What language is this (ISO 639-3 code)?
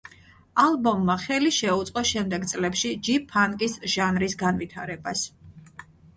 kat